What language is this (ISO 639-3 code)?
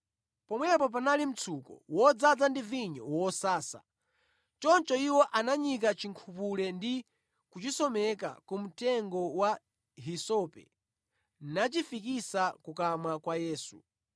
nya